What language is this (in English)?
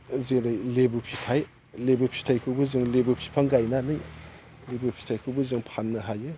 Bodo